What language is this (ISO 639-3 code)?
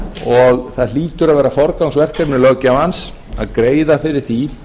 isl